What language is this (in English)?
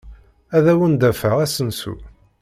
Kabyle